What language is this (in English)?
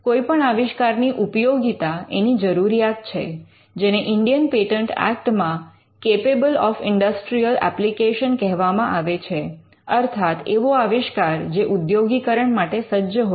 Gujarati